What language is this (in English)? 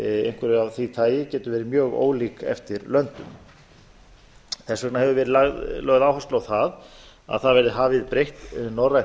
Icelandic